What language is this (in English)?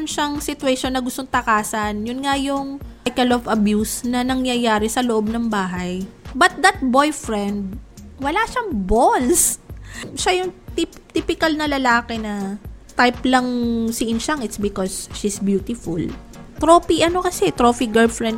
Filipino